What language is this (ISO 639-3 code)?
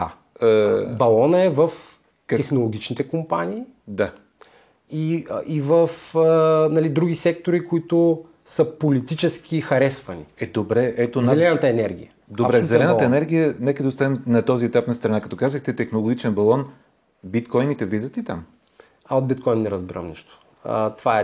bul